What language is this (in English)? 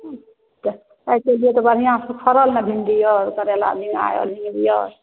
Maithili